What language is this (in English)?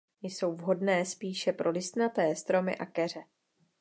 Czech